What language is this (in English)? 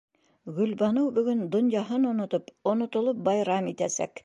Bashkir